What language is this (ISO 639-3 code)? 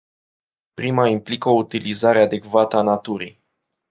ron